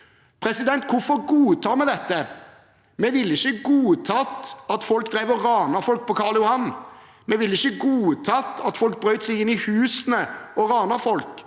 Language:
Norwegian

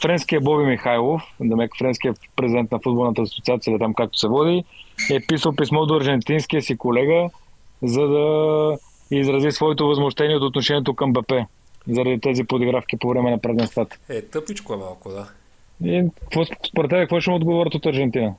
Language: Bulgarian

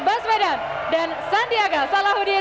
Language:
Indonesian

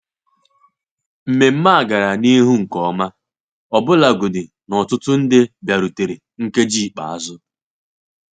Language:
Igbo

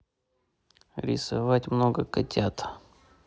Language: Russian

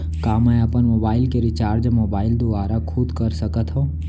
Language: Chhattisgarhi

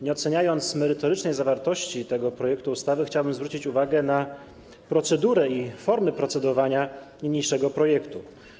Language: Polish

